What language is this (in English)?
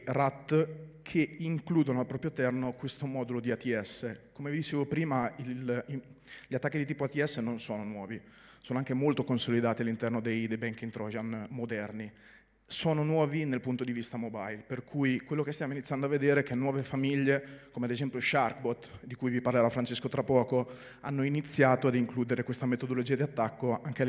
Italian